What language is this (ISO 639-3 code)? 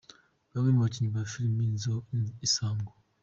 kin